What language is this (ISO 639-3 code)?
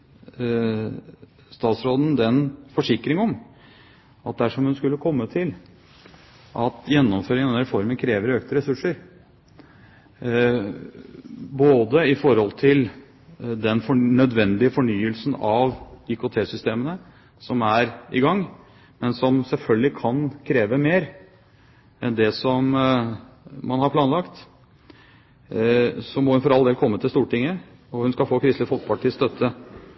nob